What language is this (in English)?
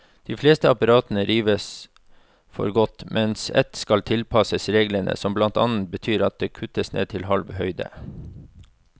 Norwegian